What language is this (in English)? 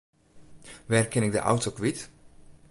Western Frisian